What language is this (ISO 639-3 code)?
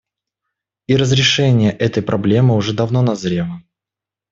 rus